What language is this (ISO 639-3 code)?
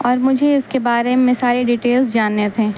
urd